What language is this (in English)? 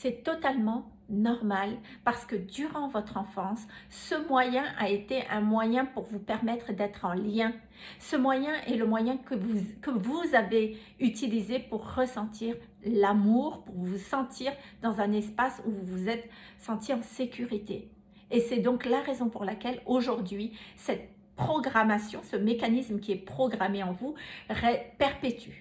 French